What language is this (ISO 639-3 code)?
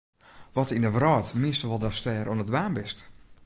fry